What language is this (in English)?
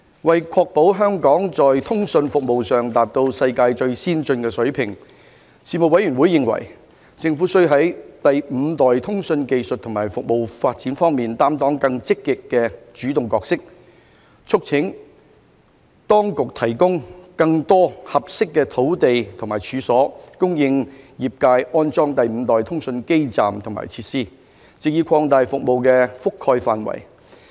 Cantonese